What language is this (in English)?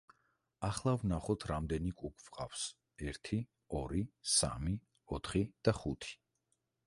Georgian